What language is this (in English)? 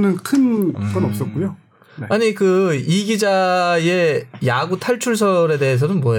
Korean